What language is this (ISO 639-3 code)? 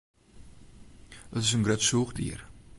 fry